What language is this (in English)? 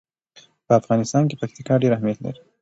Pashto